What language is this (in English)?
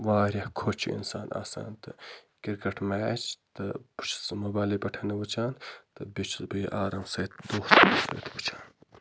Kashmiri